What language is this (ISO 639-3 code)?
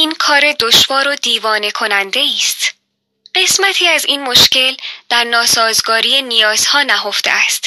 fas